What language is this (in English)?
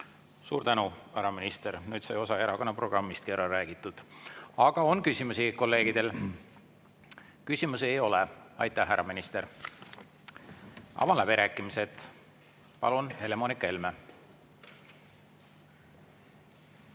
Estonian